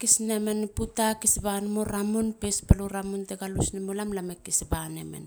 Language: Halia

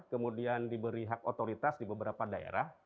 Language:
Indonesian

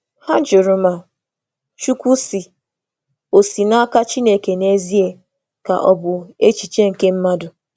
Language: Igbo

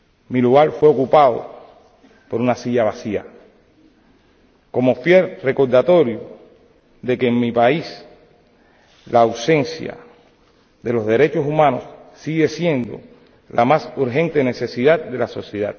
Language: Spanish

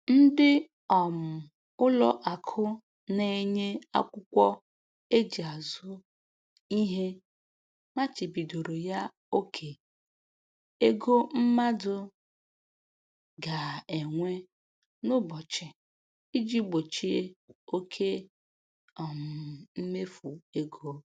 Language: Igbo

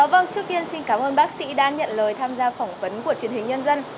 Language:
Vietnamese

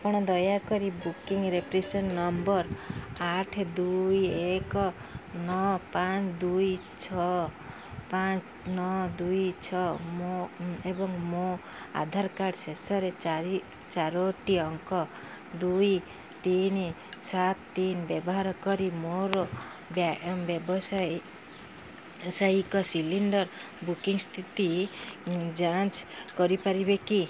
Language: Odia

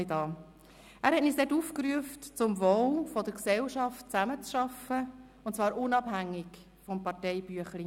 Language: Swiss German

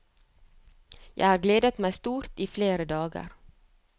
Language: Norwegian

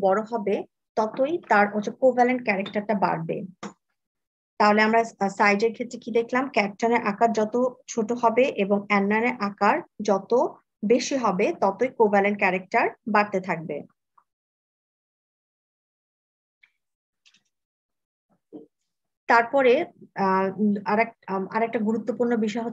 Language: Hindi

